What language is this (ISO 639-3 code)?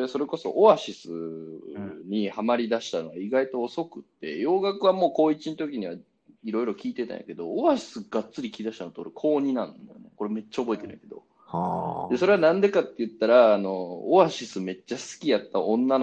jpn